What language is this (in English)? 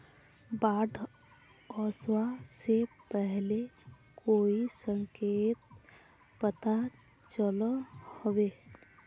Magahi